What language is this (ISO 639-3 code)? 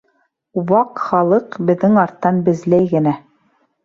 bak